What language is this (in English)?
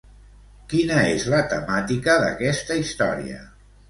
Catalan